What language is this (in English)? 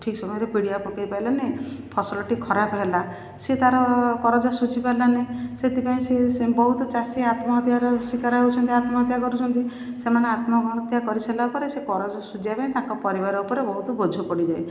Odia